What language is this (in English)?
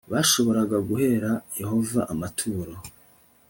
Kinyarwanda